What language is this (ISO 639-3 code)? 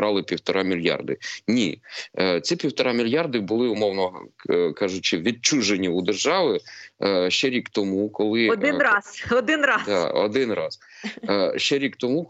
ukr